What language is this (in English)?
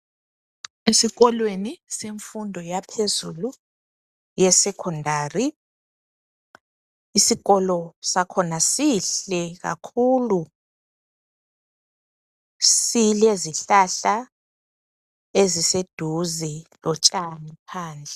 North Ndebele